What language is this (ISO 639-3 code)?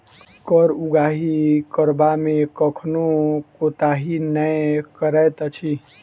mai